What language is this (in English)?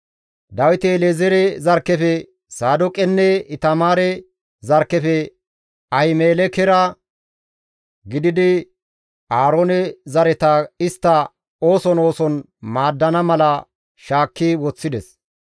Gamo